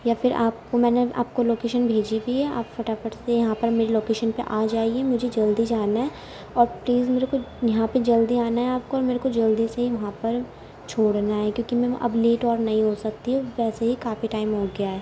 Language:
Urdu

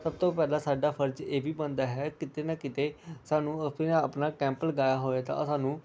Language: Punjabi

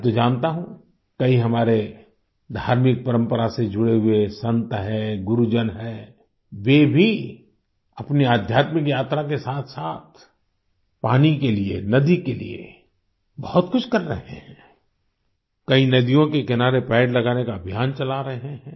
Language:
Hindi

